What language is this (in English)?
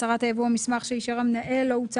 Hebrew